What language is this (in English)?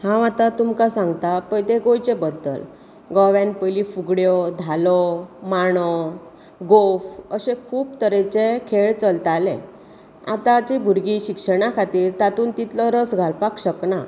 Konkani